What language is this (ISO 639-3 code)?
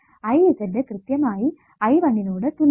mal